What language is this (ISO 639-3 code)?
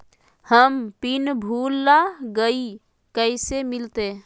mag